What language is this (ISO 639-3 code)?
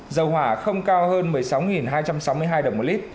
vie